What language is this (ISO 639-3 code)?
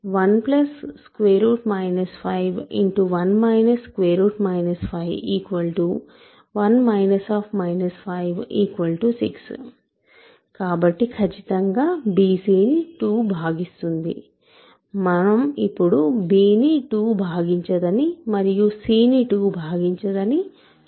tel